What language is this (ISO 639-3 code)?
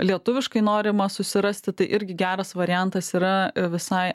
lit